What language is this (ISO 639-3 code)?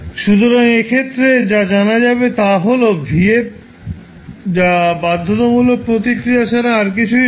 ben